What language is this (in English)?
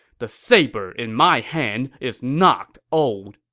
English